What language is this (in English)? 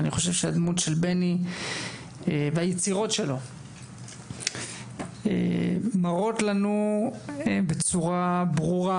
Hebrew